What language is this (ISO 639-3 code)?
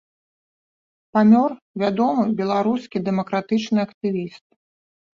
bel